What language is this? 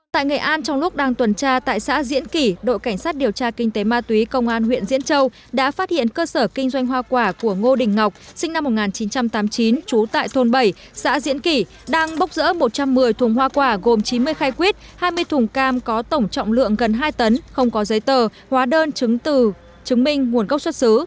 Vietnamese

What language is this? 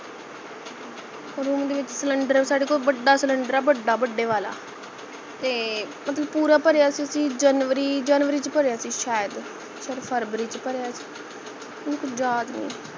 Punjabi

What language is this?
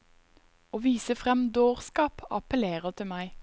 Norwegian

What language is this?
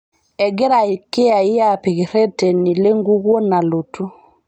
Masai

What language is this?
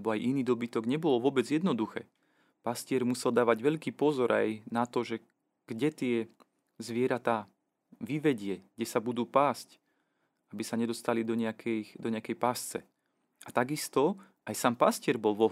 Slovak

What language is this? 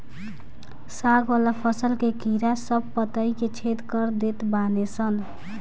Bhojpuri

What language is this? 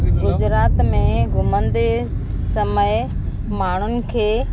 Sindhi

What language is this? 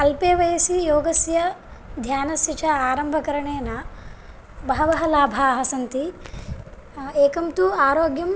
Sanskrit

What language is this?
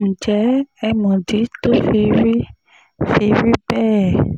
Yoruba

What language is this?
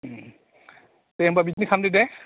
Bodo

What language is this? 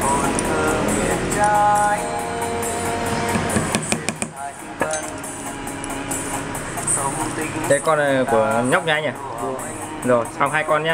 Vietnamese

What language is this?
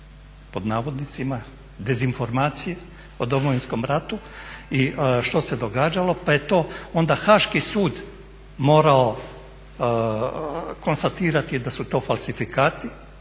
Croatian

